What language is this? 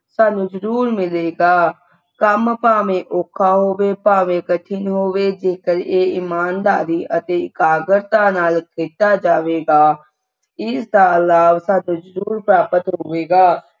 Punjabi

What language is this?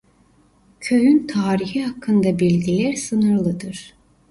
Turkish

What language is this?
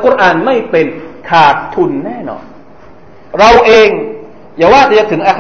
Thai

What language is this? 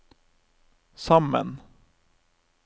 Norwegian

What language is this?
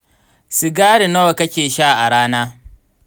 Hausa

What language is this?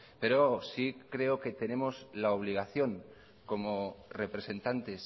Spanish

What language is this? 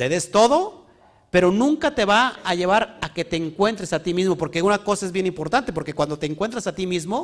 Spanish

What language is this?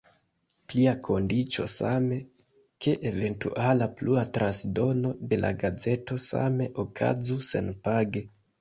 Esperanto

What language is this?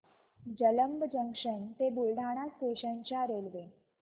Marathi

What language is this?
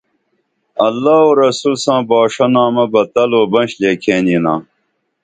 Dameli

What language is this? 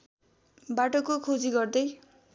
Nepali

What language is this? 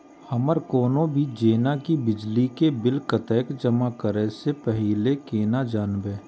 Maithili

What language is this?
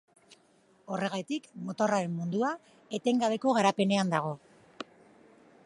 Basque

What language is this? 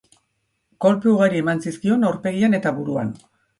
Basque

